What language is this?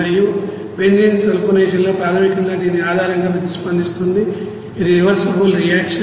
Telugu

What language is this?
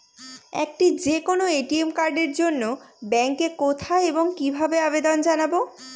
Bangla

